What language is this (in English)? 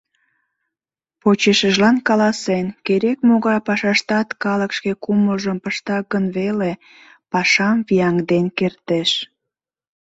Mari